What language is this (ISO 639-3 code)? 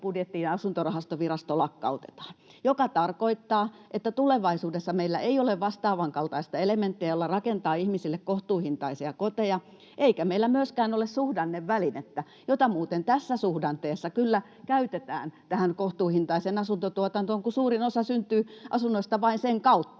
fin